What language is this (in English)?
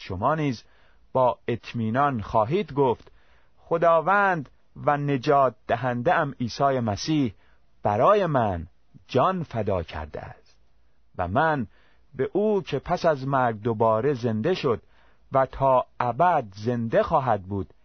Persian